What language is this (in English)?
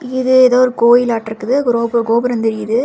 Tamil